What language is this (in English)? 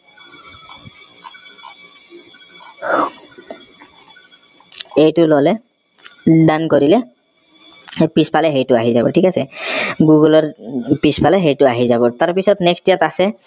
Assamese